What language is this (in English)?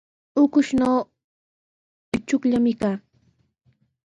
Sihuas Ancash Quechua